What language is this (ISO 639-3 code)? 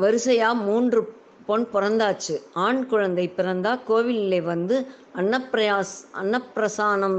tam